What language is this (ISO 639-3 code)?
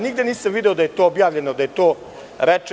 srp